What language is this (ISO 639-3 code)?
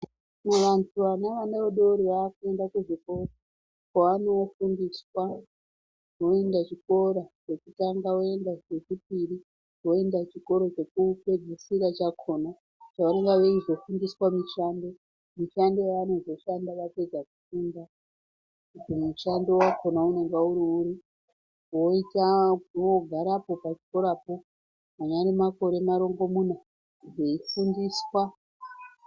ndc